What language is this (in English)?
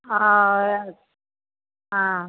Maithili